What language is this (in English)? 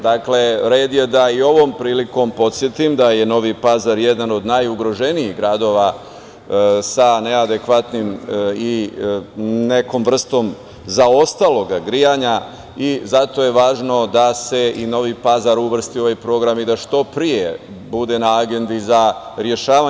Serbian